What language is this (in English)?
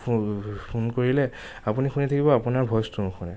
Assamese